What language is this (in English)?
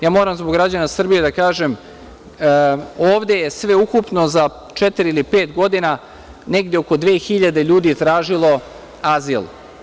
Serbian